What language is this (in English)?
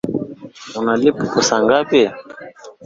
Swahili